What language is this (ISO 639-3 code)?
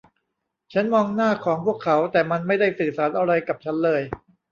tha